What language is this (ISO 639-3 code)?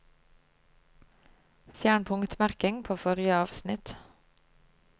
nor